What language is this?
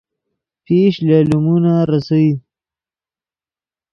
Yidgha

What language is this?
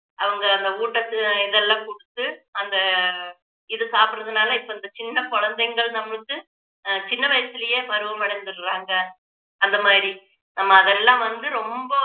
Tamil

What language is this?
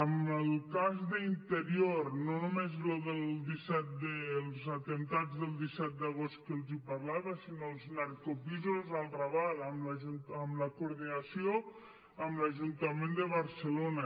Catalan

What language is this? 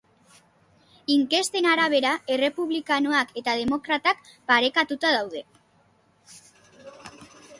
Basque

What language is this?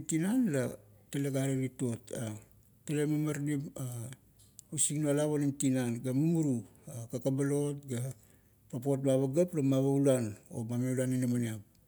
Kuot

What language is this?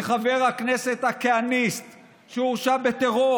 Hebrew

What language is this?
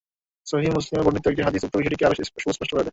Bangla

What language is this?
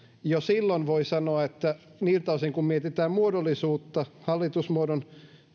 Finnish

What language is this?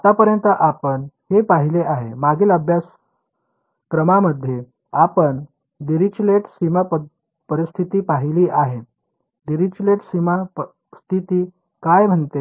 Marathi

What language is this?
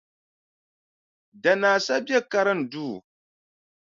Dagbani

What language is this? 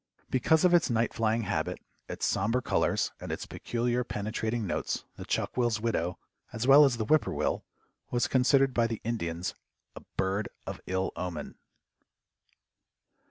English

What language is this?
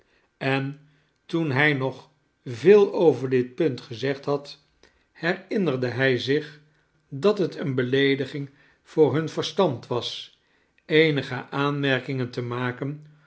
Dutch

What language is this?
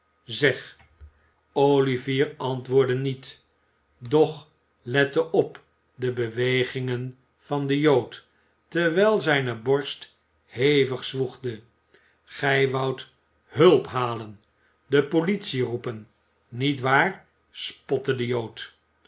Dutch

